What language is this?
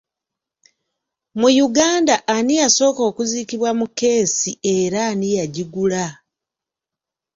Ganda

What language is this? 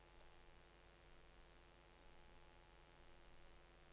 Norwegian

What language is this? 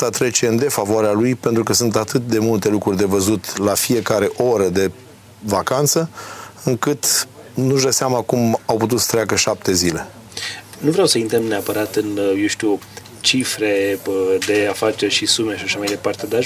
Romanian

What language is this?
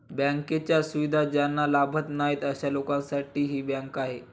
Marathi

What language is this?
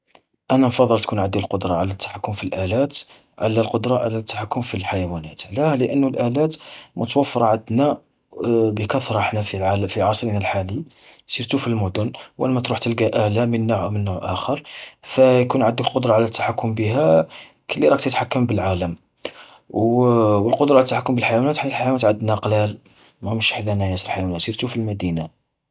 Algerian Arabic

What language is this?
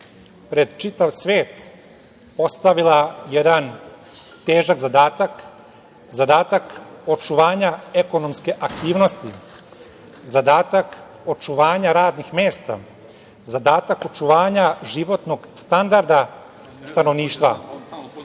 Serbian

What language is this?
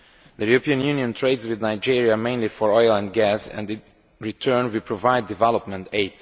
English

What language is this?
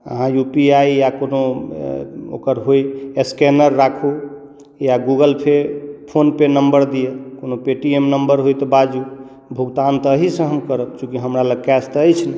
Maithili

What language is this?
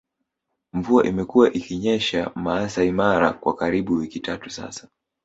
Swahili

